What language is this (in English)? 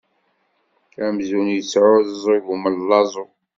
Kabyle